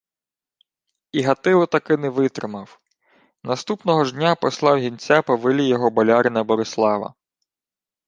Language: Ukrainian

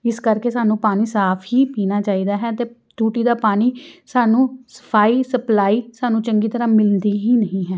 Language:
Punjabi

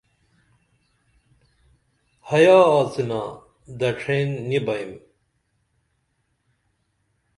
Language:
Dameli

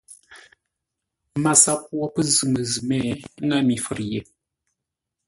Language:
Ngombale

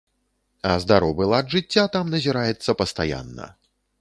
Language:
Belarusian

